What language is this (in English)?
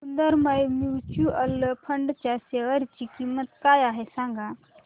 Marathi